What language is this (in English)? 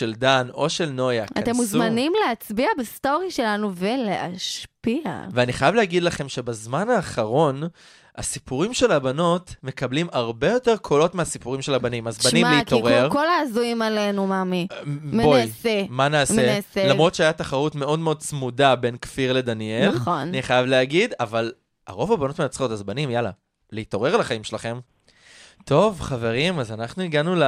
Hebrew